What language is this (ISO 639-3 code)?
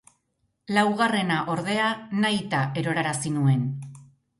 eus